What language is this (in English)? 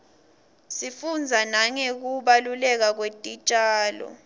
Swati